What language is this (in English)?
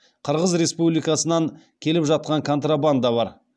Kazakh